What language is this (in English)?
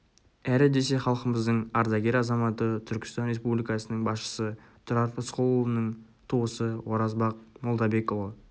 Kazakh